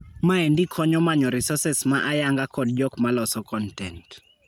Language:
Luo (Kenya and Tanzania)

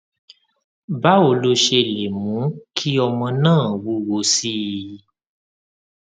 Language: Yoruba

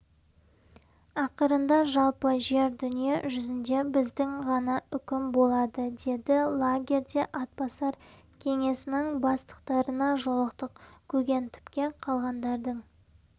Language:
Kazakh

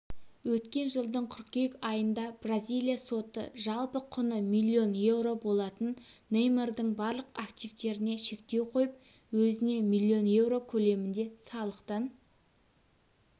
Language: Kazakh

